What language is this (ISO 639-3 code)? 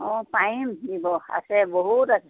asm